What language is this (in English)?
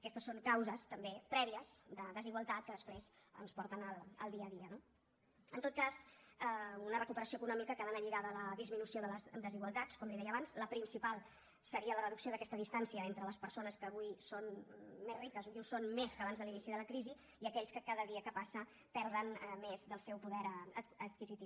Catalan